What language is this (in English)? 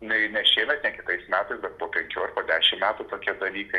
Lithuanian